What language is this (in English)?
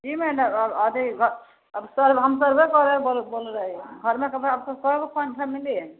Maithili